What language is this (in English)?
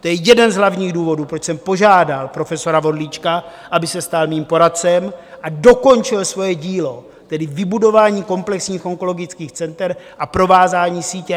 Czech